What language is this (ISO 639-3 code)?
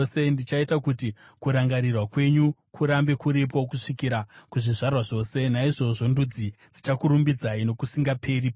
sna